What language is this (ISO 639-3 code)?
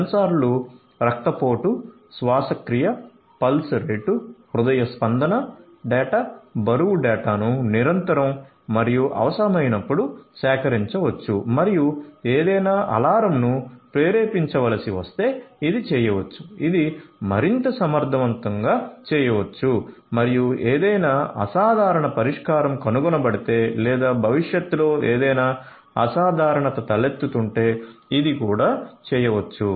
tel